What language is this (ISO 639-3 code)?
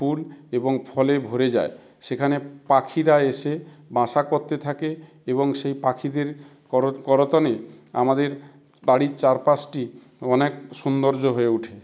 ben